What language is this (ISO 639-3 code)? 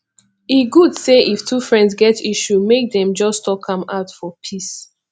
pcm